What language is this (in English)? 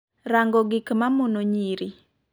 Luo (Kenya and Tanzania)